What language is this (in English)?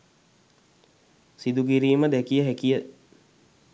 Sinhala